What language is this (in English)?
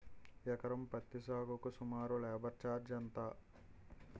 Telugu